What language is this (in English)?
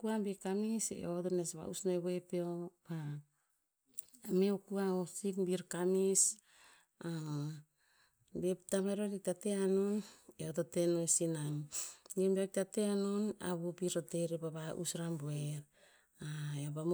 Tinputz